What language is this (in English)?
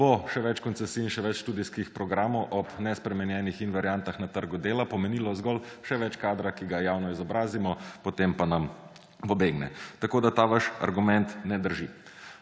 Slovenian